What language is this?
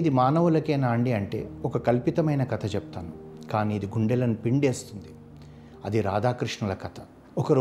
Telugu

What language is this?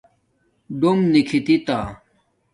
Domaaki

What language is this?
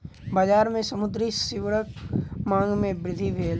Maithili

